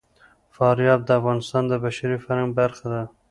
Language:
Pashto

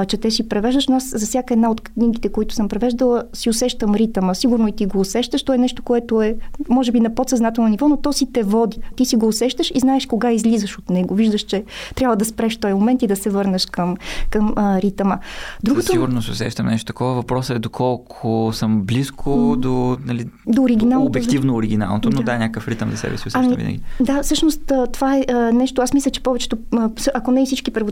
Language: Bulgarian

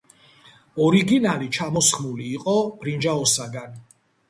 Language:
Georgian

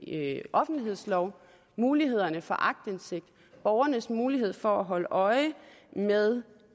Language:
Danish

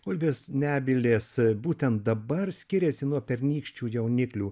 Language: Lithuanian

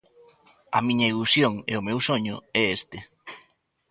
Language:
Galician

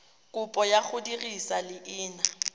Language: Tswana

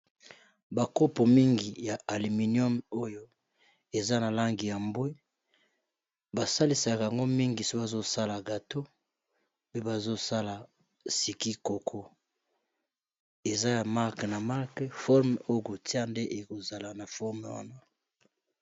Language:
Lingala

